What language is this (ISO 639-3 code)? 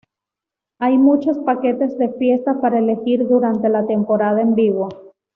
spa